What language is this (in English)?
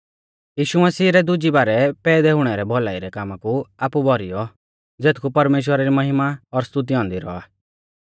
Mahasu Pahari